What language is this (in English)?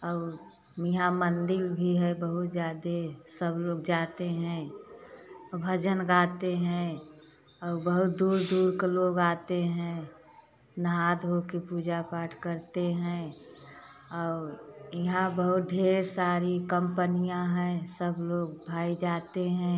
Hindi